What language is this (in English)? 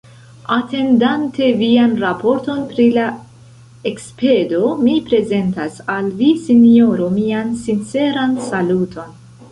Esperanto